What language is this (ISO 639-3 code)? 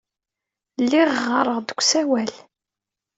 kab